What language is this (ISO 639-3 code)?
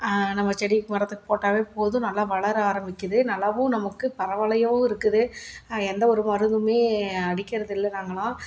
tam